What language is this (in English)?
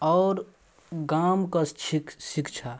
Maithili